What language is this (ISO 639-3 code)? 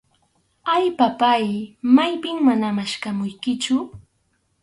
qxu